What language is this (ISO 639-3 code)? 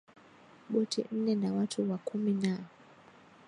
swa